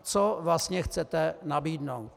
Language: Czech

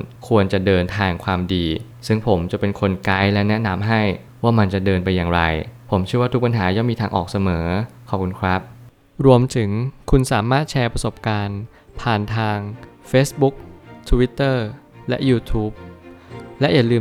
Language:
Thai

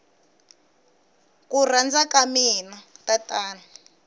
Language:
Tsonga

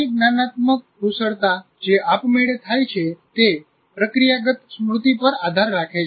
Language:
Gujarati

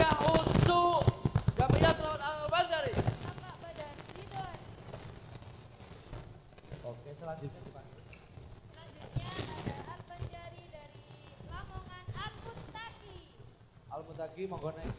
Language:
Indonesian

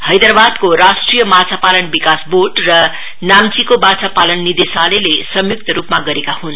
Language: Nepali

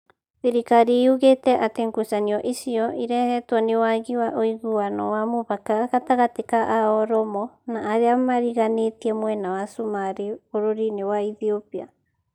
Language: Kikuyu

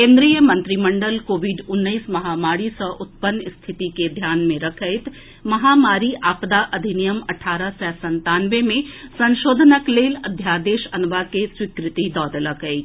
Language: Maithili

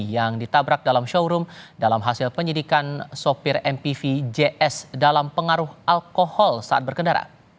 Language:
Indonesian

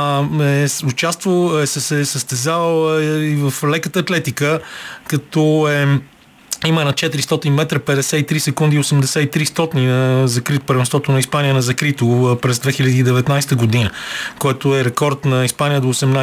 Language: Bulgarian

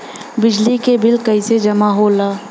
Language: Bhojpuri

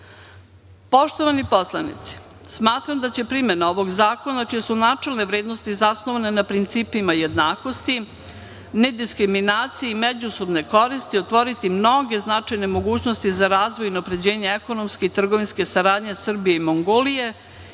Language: Serbian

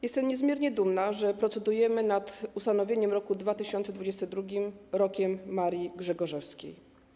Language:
Polish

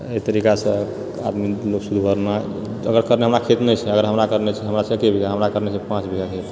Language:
Maithili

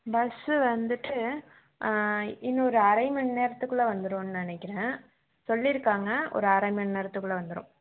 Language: Tamil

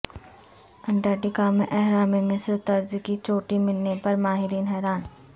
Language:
Urdu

